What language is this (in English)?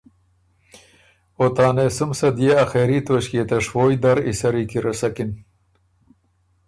Ormuri